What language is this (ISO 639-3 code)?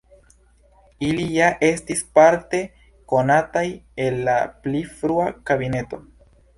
epo